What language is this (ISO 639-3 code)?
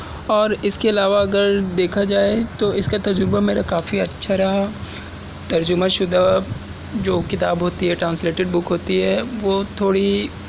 urd